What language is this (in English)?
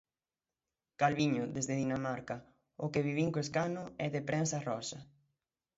Galician